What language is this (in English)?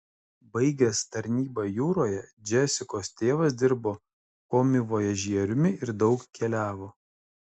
Lithuanian